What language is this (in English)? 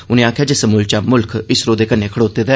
Dogri